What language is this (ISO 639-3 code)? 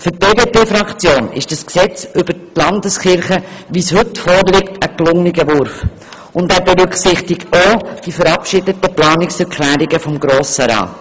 gsw